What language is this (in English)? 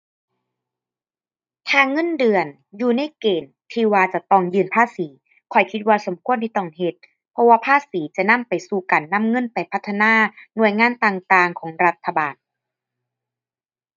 Thai